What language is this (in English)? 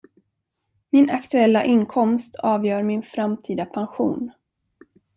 Swedish